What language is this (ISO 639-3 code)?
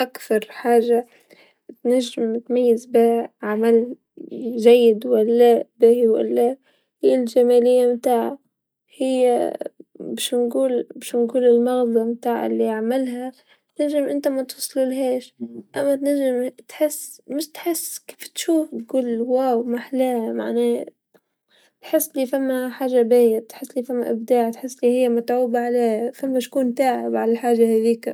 aeb